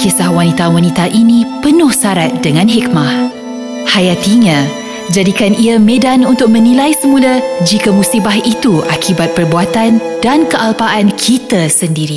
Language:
Malay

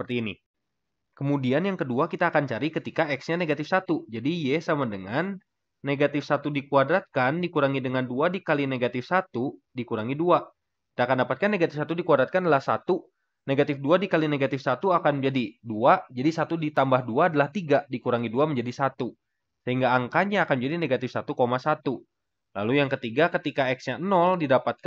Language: Indonesian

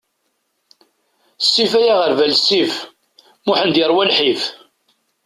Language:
Kabyle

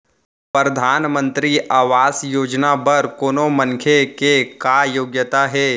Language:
Chhattisgarhi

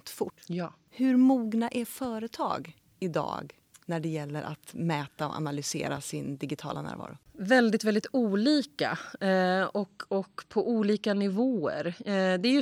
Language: Swedish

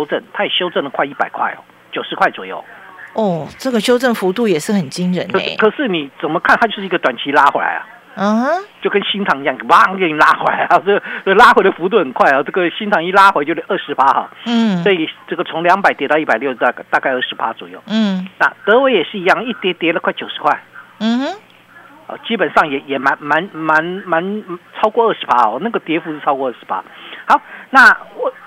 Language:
Chinese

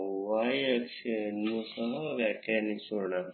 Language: Kannada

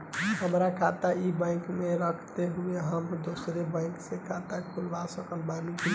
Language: Bhojpuri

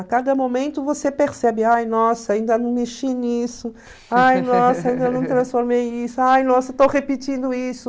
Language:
Portuguese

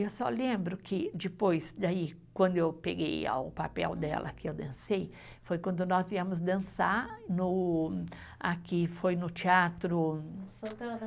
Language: Portuguese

